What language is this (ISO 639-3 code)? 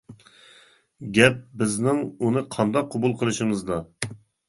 uig